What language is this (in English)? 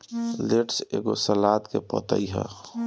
Bhojpuri